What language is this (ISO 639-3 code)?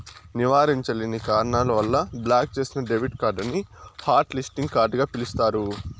tel